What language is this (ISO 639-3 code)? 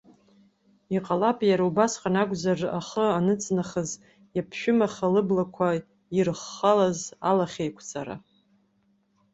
abk